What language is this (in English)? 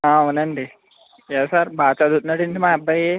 Telugu